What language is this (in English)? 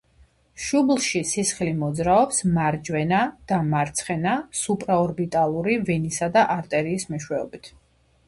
Georgian